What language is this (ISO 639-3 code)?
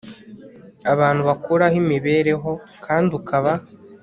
kin